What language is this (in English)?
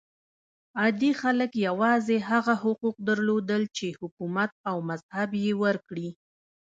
Pashto